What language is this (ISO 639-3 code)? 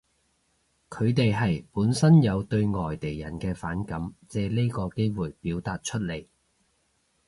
yue